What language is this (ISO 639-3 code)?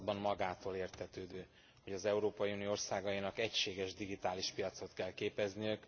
hun